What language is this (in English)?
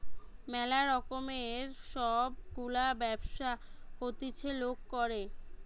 Bangla